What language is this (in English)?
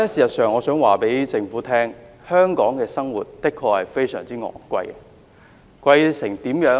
Cantonese